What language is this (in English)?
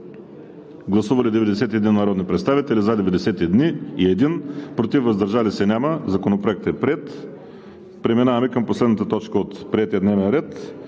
Bulgarian